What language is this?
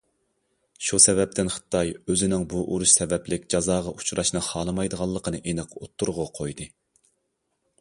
Uyghur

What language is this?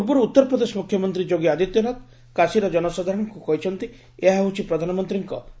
Odia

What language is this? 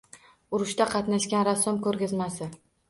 Uzbek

